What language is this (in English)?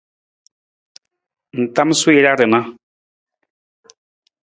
Nawdm